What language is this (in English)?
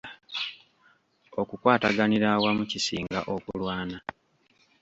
Ganda